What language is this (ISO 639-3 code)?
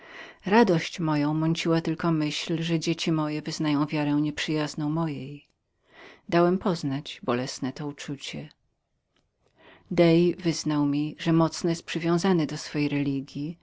pol